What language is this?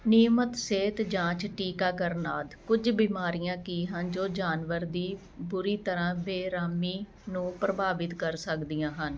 Punjabi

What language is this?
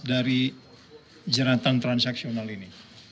Indonesian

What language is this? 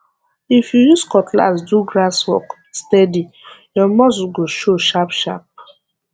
Nigerian Pidgin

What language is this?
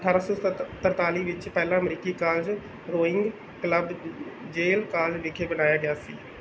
Punjabi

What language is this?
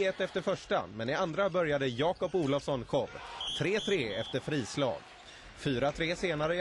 Swedish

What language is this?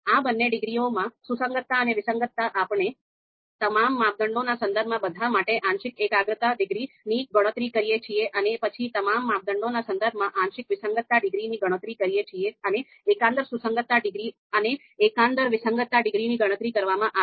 Gujarati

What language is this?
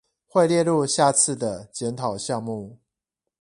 Chinese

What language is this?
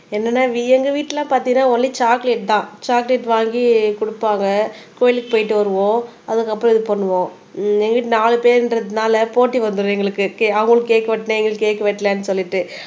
Tamil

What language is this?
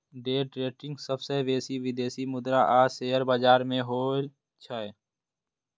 Maithili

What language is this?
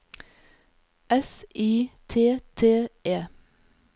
Norwegian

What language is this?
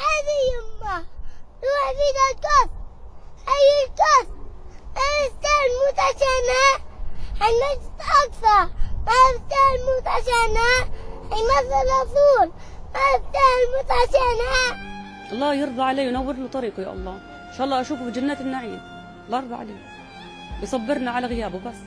Arabic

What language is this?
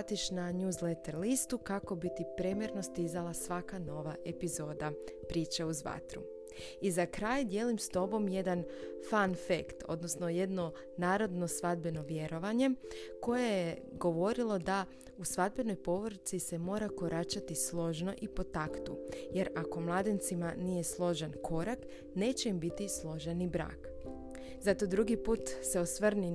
Croatian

